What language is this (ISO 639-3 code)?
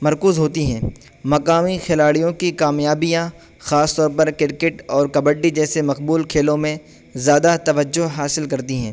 urd